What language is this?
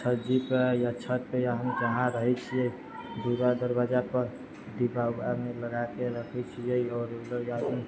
Maithili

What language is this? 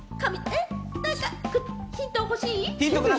Japanese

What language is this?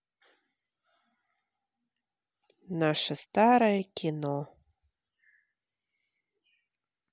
Russian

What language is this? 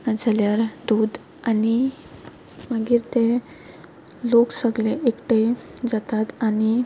Konkani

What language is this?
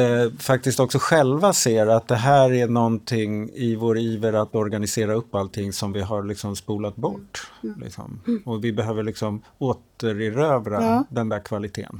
Swedish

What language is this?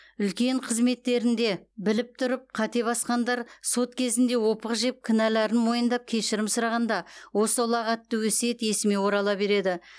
Kazakh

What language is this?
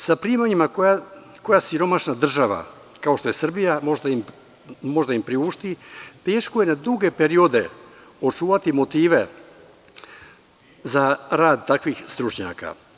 Serbian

